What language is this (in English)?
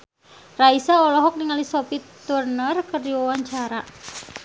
Sundanese